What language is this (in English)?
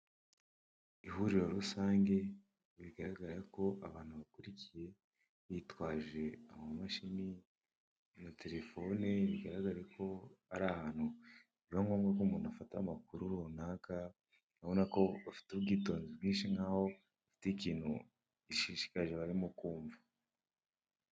Kinyarwanda